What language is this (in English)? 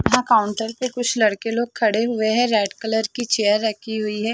Hindi